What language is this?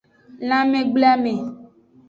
Aja (Benin)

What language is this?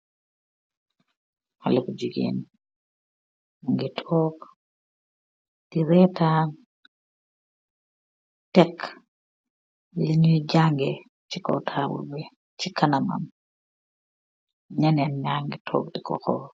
Wolof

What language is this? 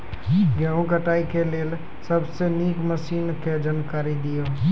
Maithili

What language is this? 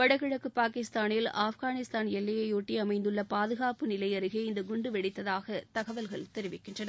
Tamil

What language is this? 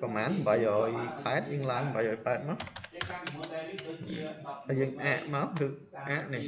Vietnamese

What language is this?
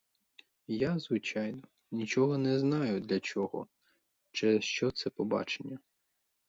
Ukrainian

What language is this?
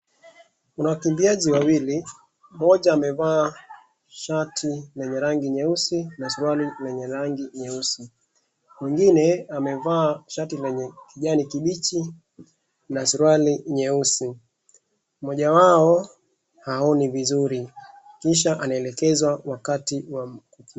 Swahili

